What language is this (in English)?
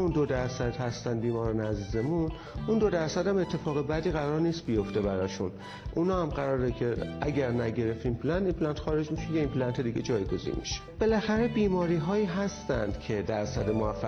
Persian